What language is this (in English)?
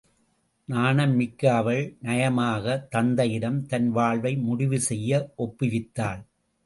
Tamil